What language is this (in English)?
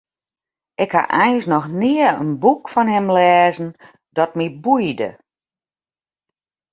Western Frisian